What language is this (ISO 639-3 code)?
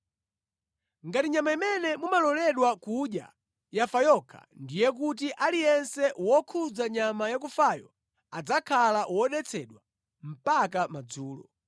nya